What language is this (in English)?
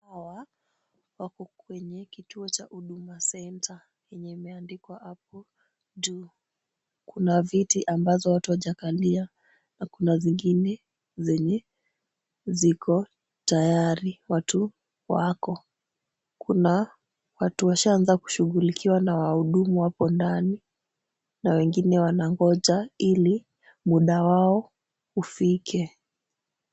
Swahili